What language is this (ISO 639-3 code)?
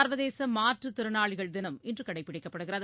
tam